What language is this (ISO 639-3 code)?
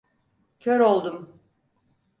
tur